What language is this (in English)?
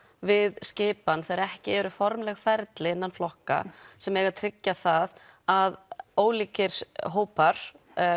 Icelandic